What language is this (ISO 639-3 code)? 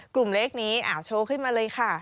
tha